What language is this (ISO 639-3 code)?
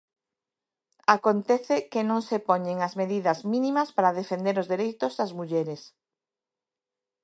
glg